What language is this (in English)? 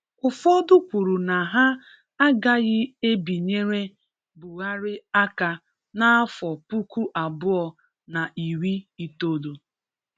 Igbo